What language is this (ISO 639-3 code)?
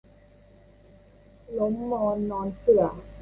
tha